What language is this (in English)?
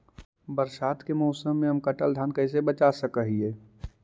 Magahi